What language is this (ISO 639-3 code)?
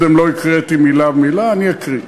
heb